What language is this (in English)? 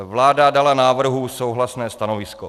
Czech